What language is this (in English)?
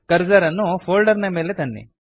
Kannada